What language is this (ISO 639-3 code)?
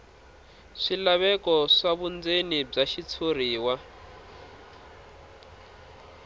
tso